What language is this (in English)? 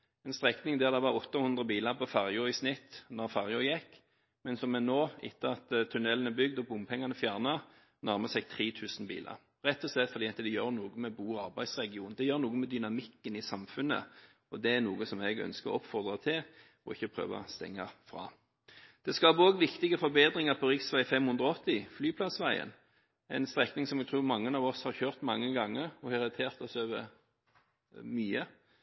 Norwegian Bokmål